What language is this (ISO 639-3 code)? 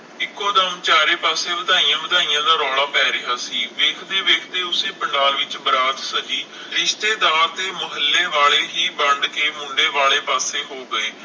pan